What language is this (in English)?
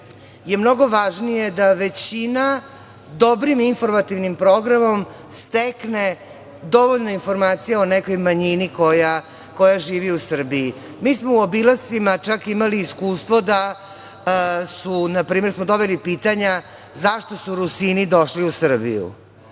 Serbian